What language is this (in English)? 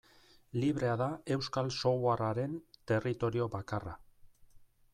Basque